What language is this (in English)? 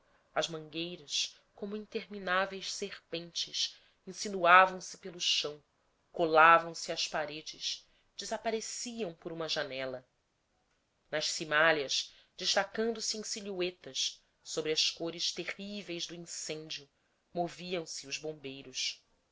Portuguese